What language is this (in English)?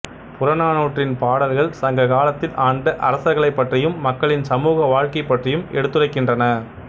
Tamil